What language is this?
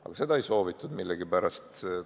Estonian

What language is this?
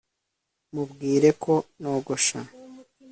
Kinyarwanda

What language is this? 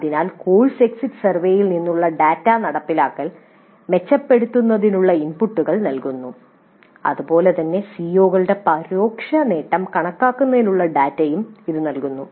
Malayalam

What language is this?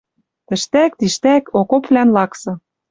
Western Mari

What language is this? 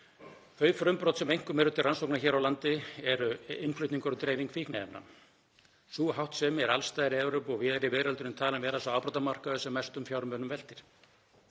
Icelandic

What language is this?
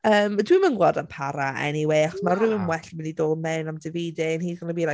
Welsh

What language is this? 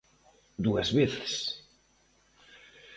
Galician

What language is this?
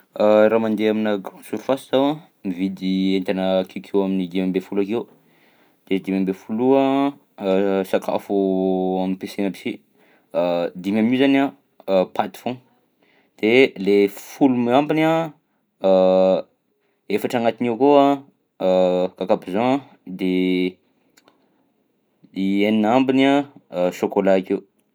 Southern Betsimisaraka Malagasy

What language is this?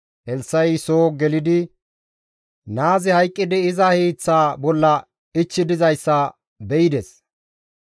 Gamo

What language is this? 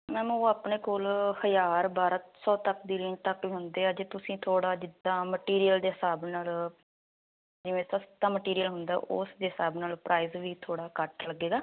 Punjabi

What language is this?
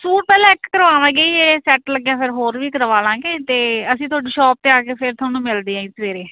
Punjabi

